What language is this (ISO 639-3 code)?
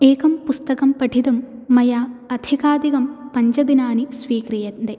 san